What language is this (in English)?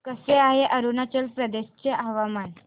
Marathi